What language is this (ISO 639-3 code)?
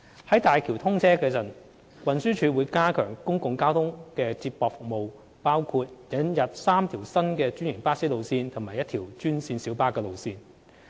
yue